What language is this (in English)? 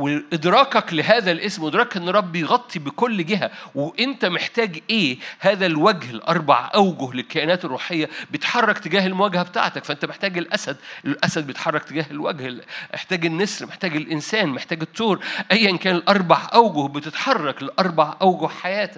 Arabic